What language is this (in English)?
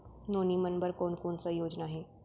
Chhattisgarhi